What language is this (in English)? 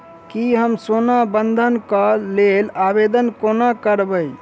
Maithili